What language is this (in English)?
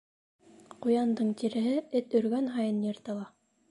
Bashkir